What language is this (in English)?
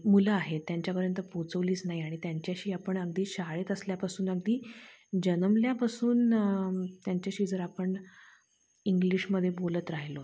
Marathi